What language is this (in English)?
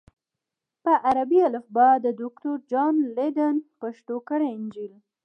Pashto